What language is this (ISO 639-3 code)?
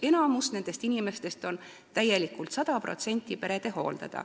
est